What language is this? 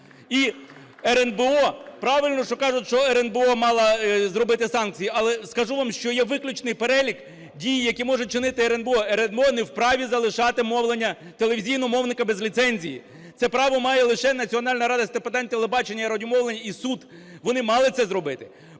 Ukrainian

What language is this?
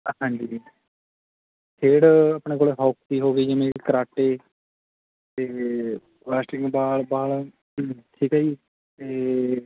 Punjabi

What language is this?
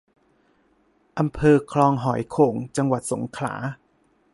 Thai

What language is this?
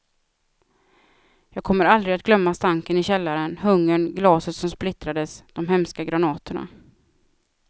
Swedish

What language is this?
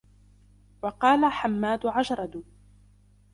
Arabic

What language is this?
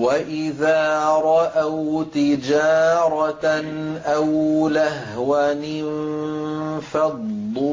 Arabic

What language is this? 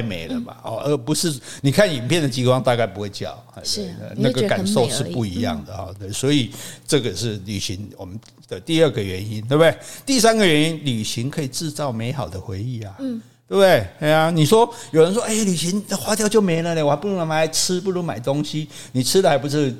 Chinese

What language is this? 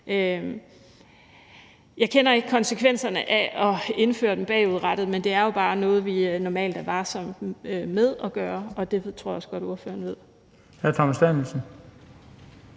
Danish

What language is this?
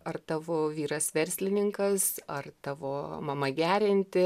Lithuanian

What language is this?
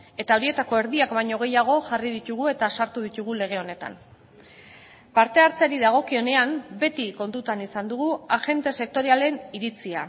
Basque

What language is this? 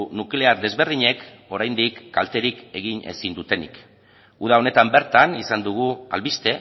Basque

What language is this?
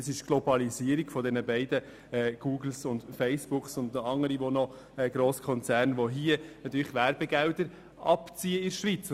Swiss German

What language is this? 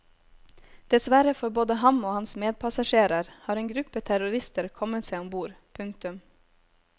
Norwegian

